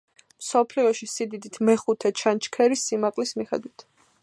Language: Georgian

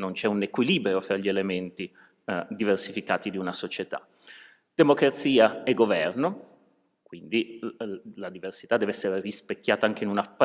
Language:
Italian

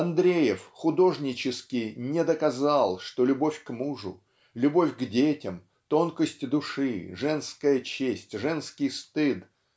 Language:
Russian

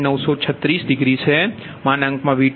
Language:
Gujarati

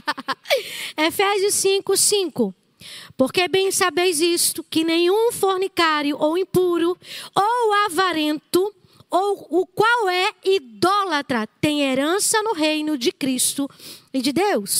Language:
Portuguese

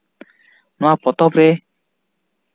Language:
Santali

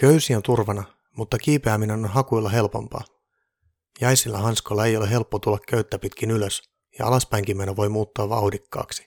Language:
Finnish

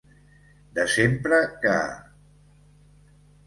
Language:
Catalan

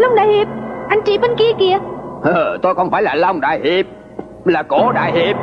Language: Vietnamese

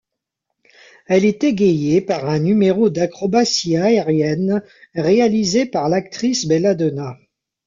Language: French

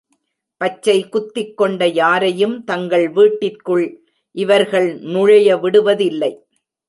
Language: Tamil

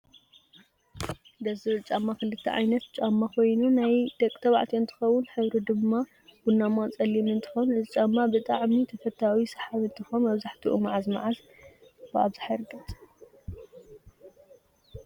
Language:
Tigrinya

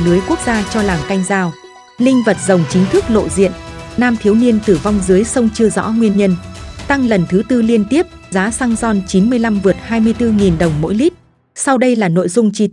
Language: Vietnamese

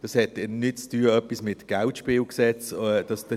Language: Swiss German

